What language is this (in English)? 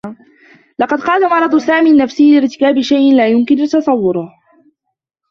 Arabic